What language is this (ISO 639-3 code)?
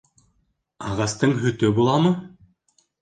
bak